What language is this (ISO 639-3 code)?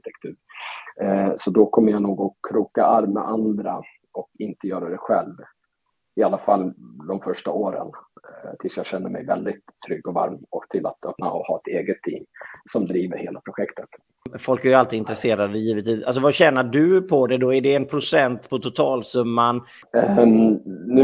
swe